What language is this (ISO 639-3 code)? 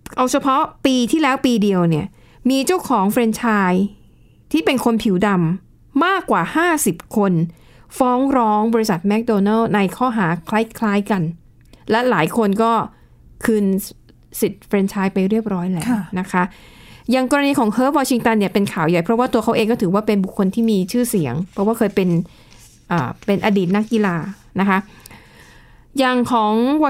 tha